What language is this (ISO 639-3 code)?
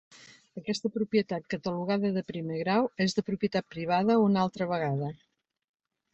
cat